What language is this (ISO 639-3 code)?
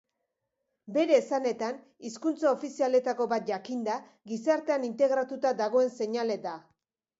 eus